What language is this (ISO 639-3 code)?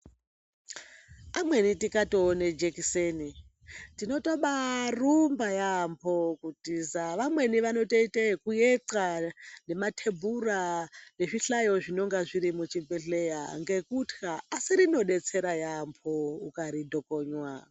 ndc